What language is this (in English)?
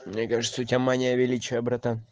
Russian